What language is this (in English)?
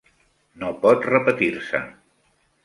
Catalan